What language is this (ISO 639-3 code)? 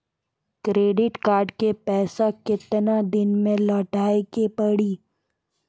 mai